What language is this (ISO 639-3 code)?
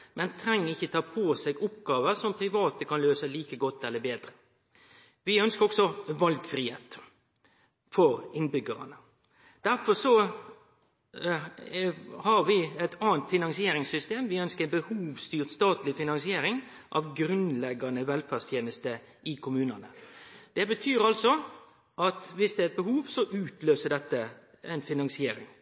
nno